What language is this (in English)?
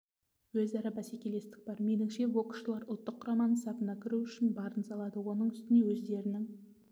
Kazakh